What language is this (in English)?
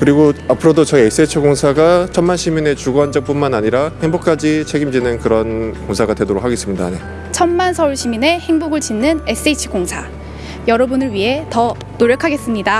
Korean